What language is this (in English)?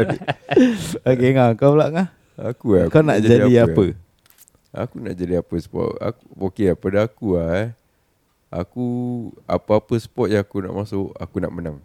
Malay